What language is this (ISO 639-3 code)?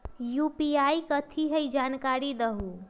mag